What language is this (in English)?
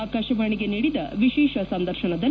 Kannada